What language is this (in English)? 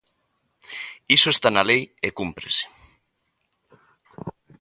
Galician